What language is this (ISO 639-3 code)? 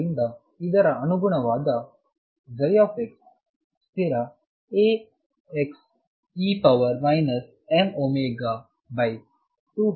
kan